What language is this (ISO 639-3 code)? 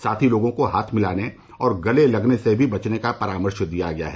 hin